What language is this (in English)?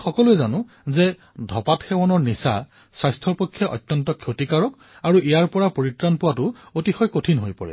Assamese